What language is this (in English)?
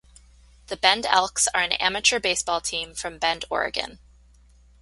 English